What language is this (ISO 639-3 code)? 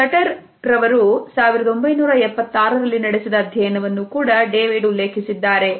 kan